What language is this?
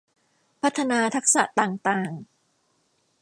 Thai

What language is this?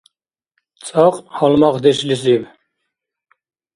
Dargwa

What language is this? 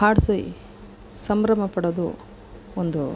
Kannada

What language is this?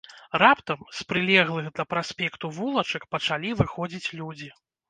Belarusian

